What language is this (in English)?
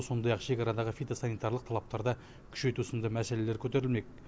Kazakh